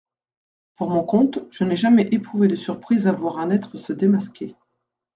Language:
French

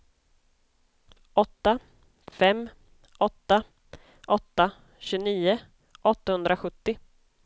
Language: Swedish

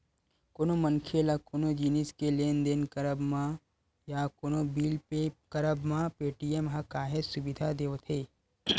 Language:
Chhattisgarhi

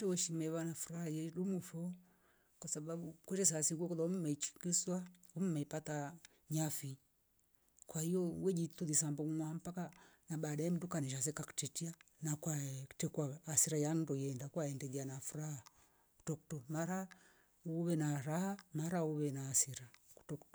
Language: Rombo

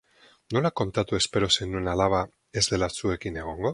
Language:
Basque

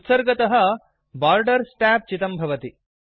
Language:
Sanskrit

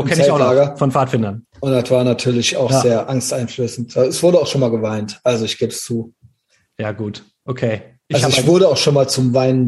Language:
German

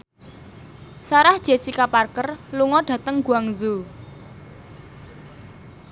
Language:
Javanese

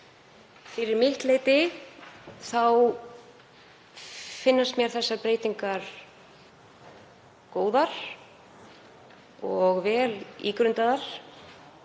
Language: Icelandic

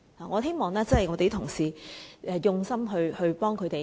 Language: Cantonese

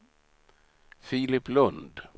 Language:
Swedish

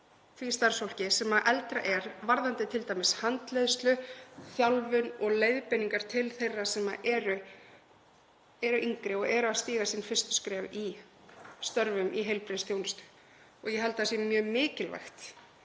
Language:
Icelandic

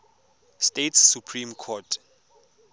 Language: Tswana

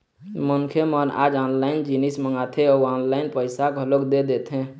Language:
Chhattisgarhi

